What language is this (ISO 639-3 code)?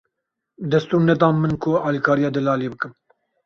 kur